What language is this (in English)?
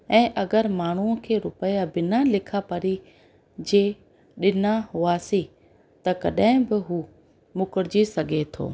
Sindhi